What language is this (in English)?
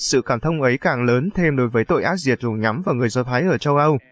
Vietnamese